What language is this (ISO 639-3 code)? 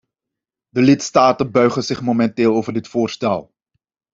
nld